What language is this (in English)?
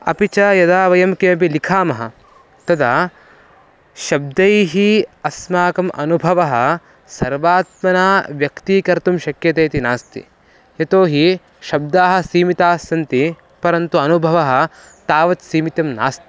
Sanskrit